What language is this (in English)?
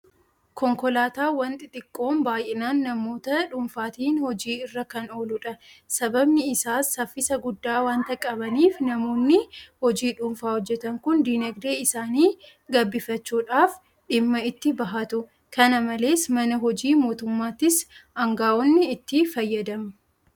Oromo